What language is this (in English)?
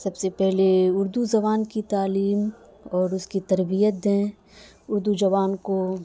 Urdu